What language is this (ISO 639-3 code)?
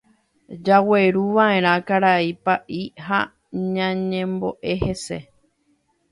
grn